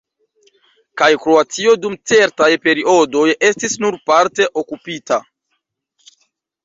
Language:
Esperanto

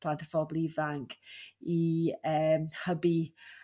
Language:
Welsh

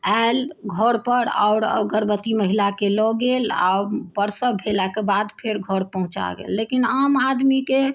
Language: Maithili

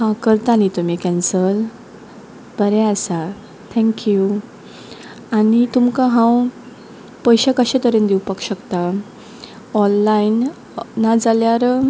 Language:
Konkani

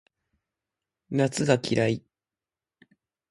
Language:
Japanese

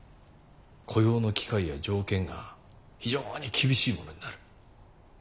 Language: Japanese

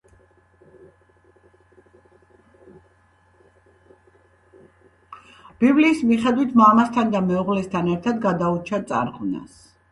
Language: Georgian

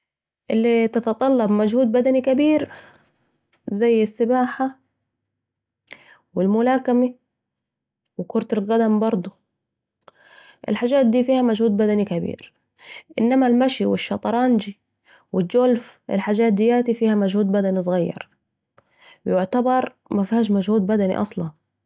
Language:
Saidi Arabic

